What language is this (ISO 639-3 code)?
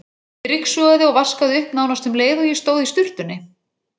isl